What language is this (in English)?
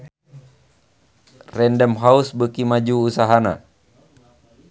Sundanese